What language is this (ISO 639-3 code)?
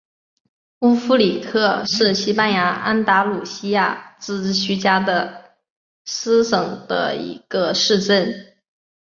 zho